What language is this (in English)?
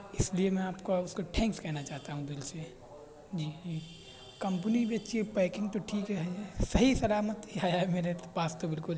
Urdu